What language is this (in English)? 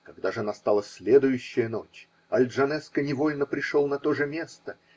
Russian